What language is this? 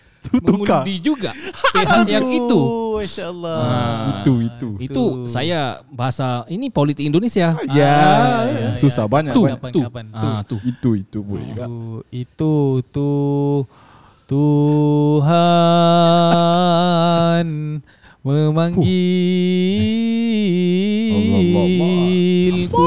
Malay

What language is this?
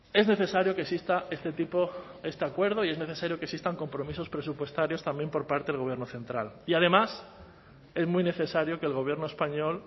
Spanish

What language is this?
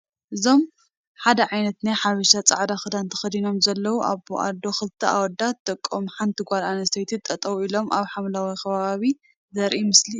Tigrinya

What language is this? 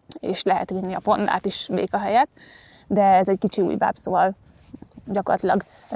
Hungarian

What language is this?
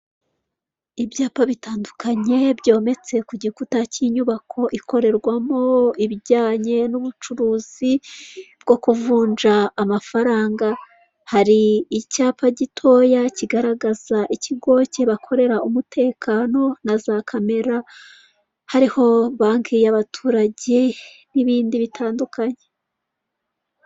Kinyarwanda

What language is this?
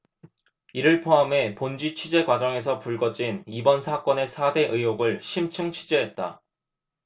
Korean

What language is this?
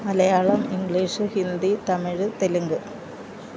Malayalam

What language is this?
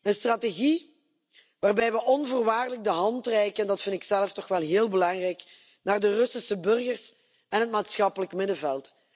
Dutch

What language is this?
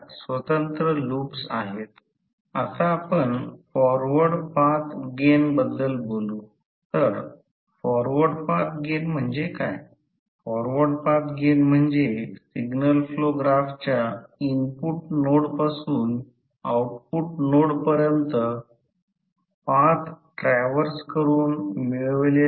Marathi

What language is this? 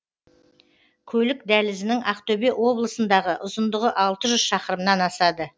Kazakh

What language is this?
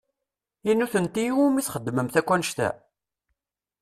Kabyle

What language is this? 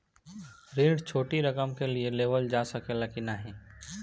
Bhojpuri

